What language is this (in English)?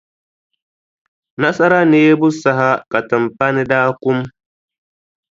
Dagbani